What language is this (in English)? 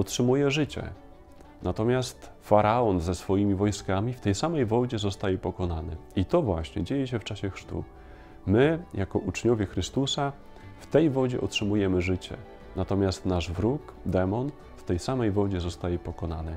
Polish